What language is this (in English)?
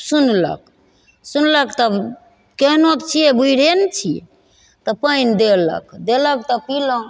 Maithili